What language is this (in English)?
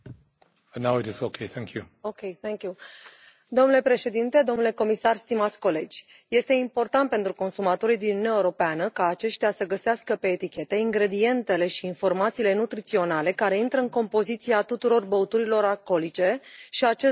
Romanian